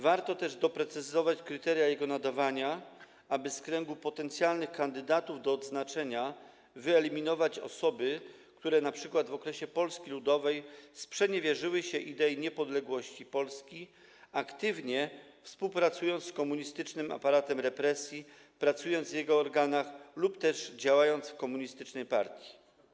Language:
Polish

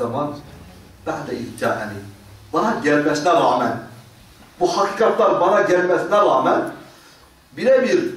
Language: Turkish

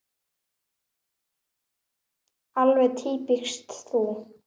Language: Icelandic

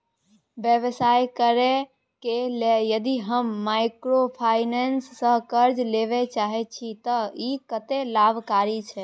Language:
Maithili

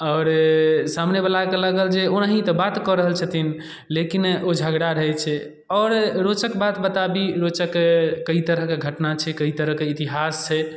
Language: Maithili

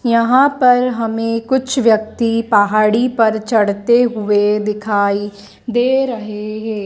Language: Hindi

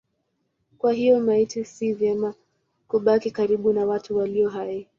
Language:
Swahili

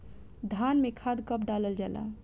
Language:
Bhojpuri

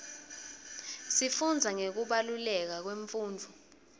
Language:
Swati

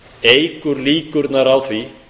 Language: Icelandic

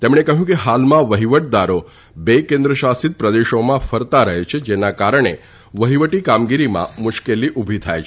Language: Gujarati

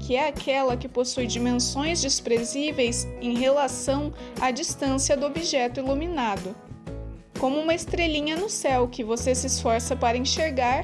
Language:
Portuguese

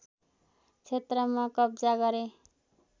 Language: Nepali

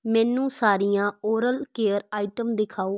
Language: Punjabi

